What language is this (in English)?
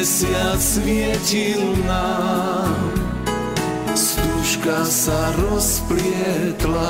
Croatian